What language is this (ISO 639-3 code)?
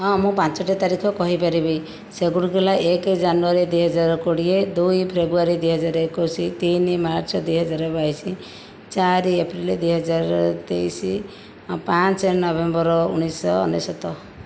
ori